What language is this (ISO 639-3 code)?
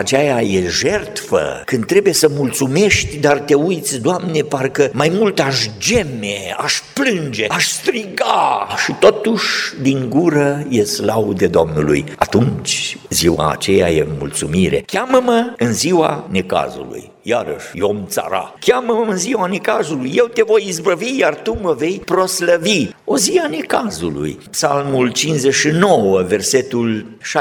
ron